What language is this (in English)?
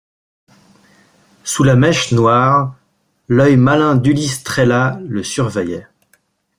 French